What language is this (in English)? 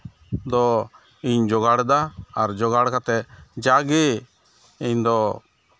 Santali